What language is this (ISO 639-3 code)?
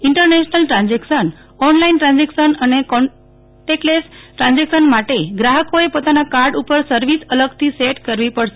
guj